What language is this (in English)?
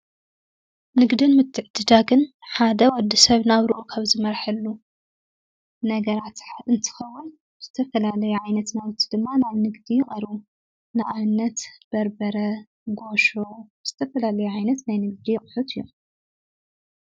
Tigrinya